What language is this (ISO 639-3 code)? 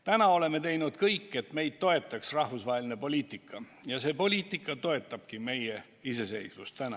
est